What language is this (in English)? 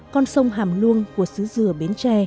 Vietnamese